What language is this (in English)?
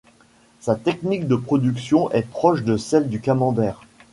French